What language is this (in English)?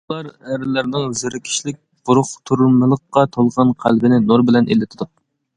Uyghur